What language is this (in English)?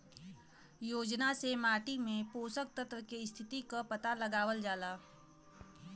Bhojpuri